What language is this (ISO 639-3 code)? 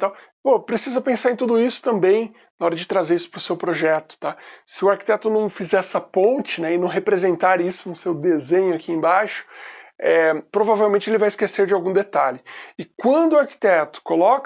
por